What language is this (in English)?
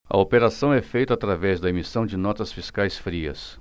Portuguese